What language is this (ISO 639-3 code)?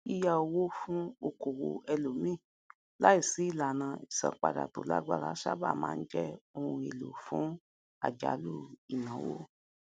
yor